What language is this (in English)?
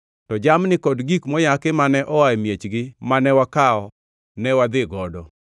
Luo (Kenya and Tanzania)